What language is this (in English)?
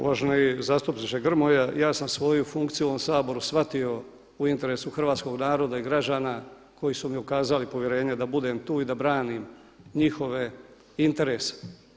Croatian